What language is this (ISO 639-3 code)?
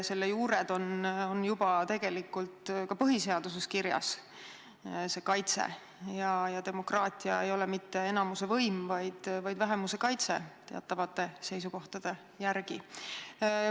est